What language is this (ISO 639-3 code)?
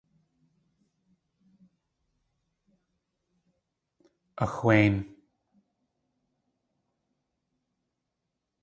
tli